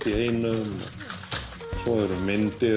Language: Icelandic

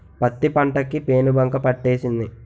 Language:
Telugu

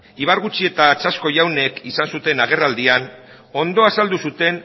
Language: Basque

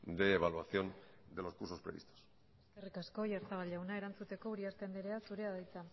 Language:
Basque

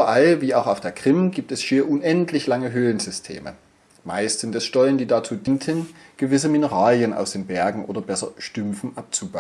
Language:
German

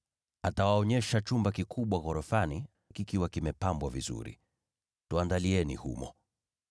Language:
Swahili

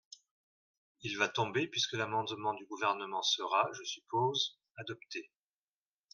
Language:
French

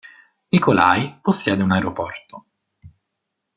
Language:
Italian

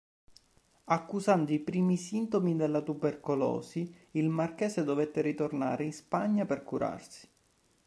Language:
Italian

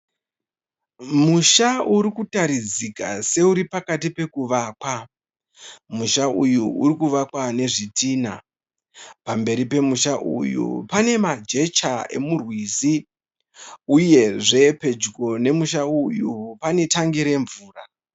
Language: Shona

